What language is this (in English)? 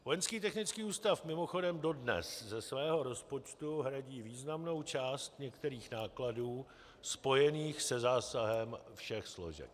Czech